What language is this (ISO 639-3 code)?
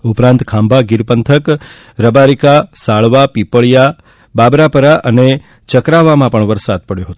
guj